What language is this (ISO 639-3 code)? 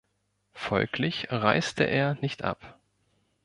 deu